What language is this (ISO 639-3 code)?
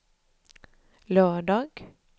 swe